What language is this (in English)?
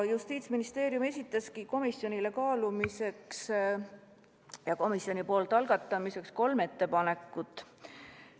Estonian